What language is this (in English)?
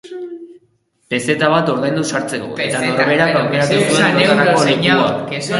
Basque